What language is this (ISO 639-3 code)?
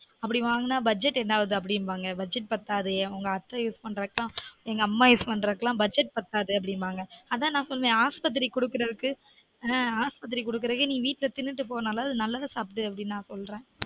tam